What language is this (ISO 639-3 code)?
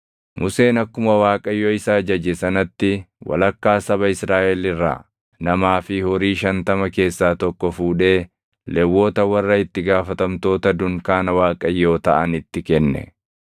orm